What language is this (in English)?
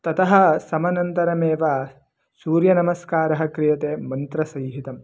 Sanskrit